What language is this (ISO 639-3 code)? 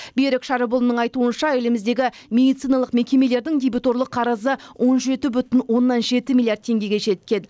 kaz